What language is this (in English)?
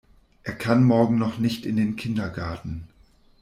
German